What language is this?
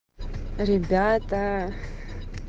Russian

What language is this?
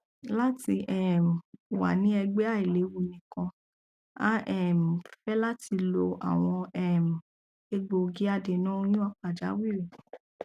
Yoruba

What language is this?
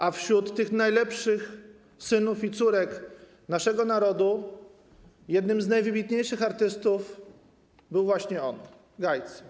Polish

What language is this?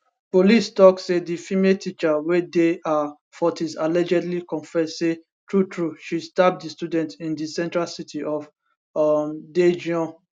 Nigerian Pidgin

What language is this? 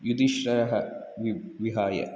Sanskrit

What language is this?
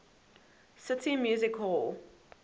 English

